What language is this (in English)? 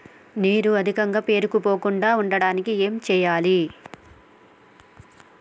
Telugu